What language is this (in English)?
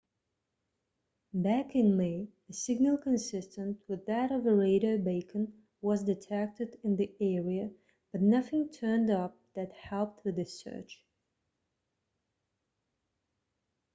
Kazakh